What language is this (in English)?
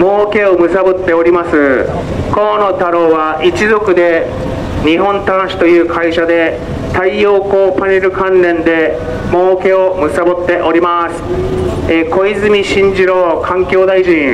Japanese